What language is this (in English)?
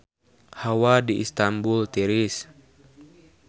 Sundanese